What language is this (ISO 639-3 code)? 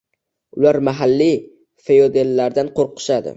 uzb